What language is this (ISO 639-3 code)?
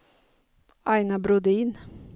swe